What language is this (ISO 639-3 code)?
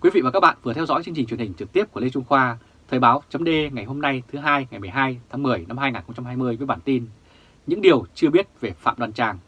vie